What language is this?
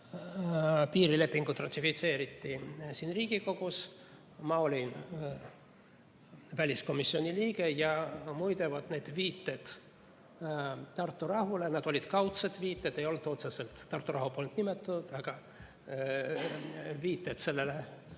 Estonian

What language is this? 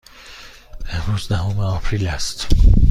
Persian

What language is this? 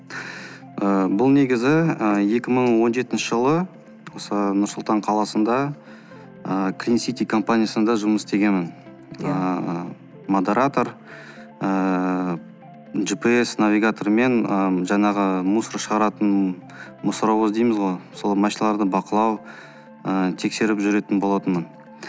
Kazakh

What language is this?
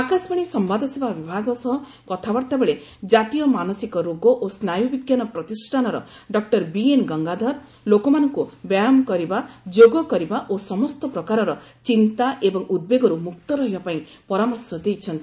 Odia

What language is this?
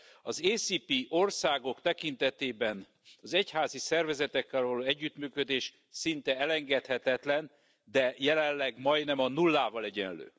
Hungarian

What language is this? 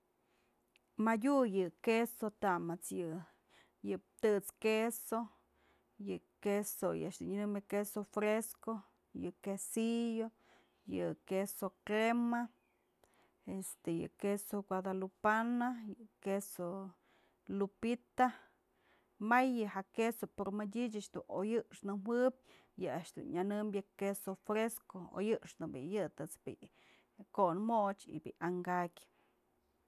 Mazatlán Mixe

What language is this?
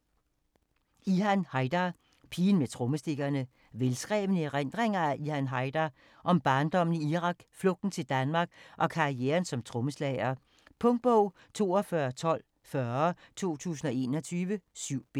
Danish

